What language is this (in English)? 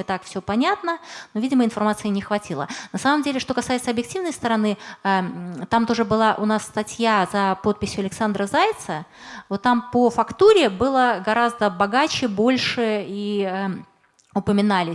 Russian